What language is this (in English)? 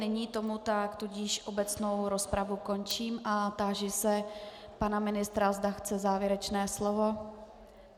Czech